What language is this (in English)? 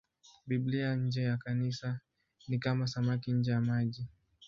Swahili